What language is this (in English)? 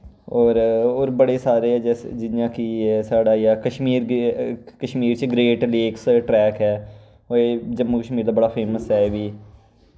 Dogri